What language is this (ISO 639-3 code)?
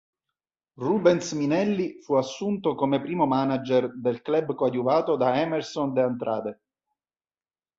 ita